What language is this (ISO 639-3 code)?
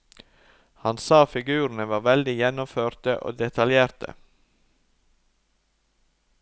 nor